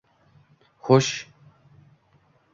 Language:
Uzbek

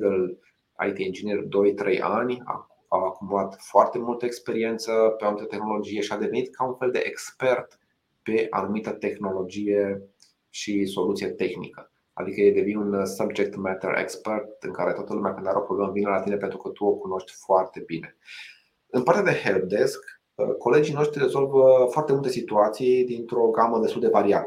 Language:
Romanian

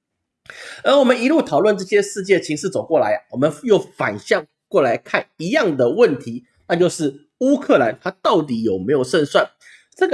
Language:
Chinese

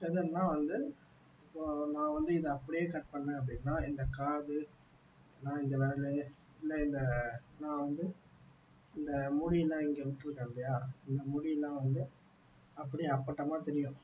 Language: Tamil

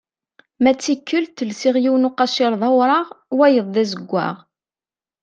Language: Kabyle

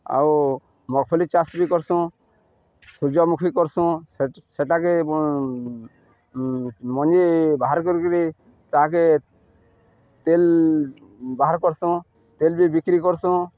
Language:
Odia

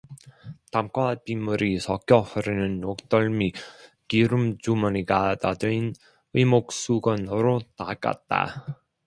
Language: Korean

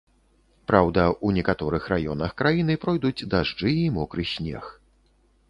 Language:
Belarusian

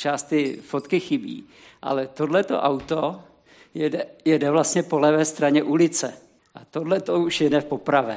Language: Czech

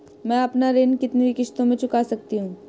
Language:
Hindi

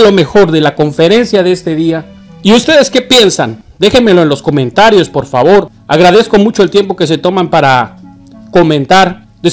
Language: Spanish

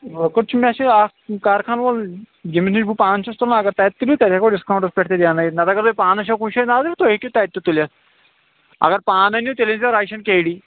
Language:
Kashmiri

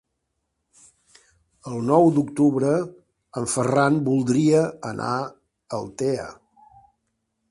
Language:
Catalan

